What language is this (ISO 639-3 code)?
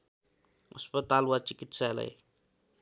nep